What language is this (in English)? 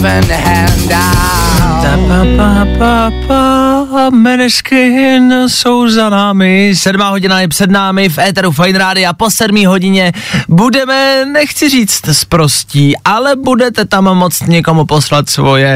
Czech